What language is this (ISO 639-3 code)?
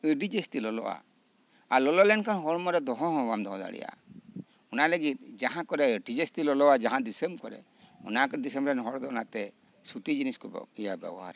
sat